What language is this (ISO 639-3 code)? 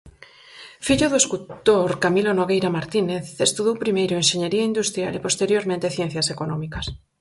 glg